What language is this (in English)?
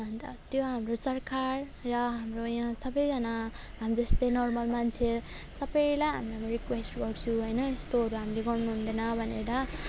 Nepali